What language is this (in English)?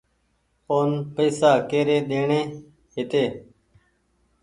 Goaria